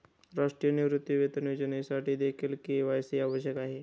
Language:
Marathi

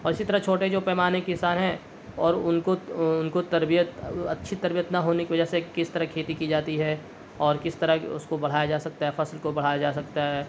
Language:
Urdu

